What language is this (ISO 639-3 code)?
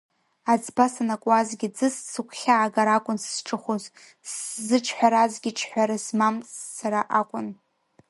abk